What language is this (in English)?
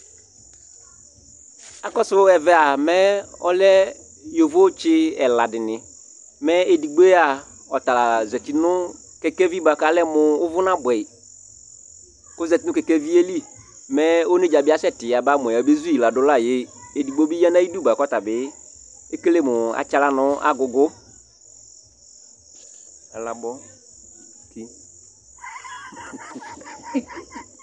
Ikposo